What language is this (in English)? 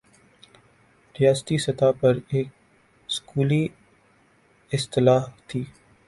Urdu